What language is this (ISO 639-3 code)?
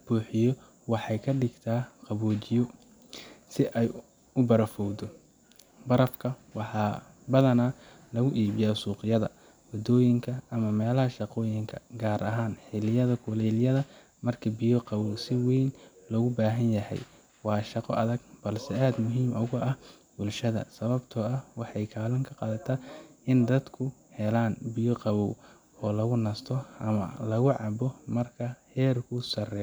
som